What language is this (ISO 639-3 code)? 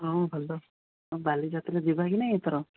ori